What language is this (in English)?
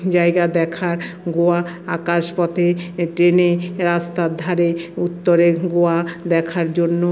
Bangla